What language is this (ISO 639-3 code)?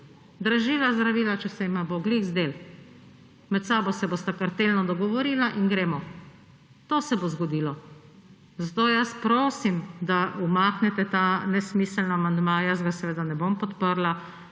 slv